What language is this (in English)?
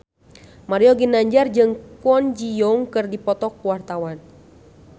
Sundanese